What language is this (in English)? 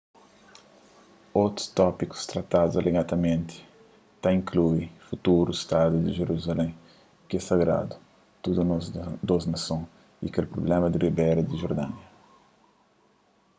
Kabuverdianu